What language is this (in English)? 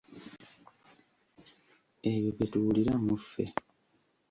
Ganda